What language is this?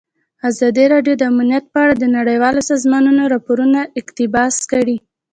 Pashto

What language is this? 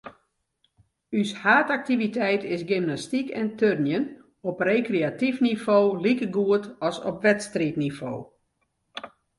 Western Frisian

